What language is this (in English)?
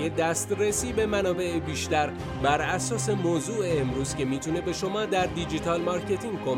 Persian